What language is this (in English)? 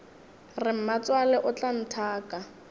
Northern Sotho